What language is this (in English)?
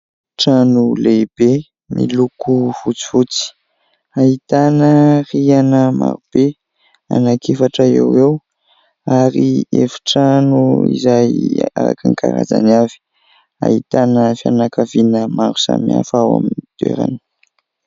Malagasy